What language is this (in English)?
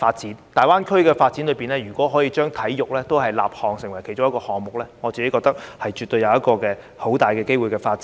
Cantonese